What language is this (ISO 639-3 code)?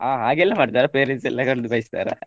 kan